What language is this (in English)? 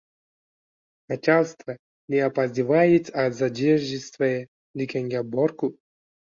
Uzbek